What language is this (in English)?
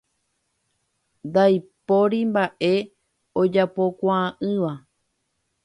Guarani